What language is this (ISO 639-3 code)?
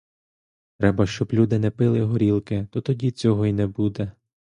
ukr